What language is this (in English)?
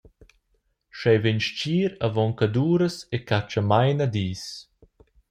Romansh